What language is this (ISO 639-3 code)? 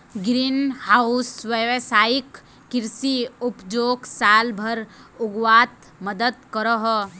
mag